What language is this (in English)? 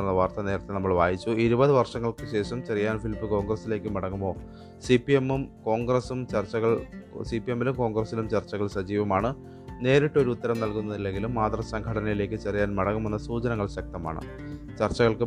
Malayalam